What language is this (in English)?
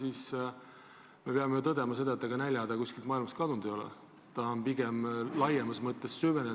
Estonian